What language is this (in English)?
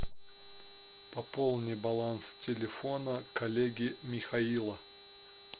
Russian